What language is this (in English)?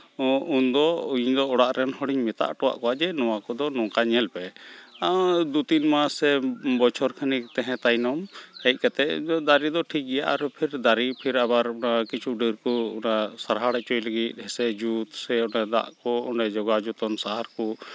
Santali